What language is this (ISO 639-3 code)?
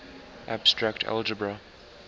eng